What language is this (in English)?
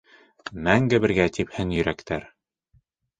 Bashkir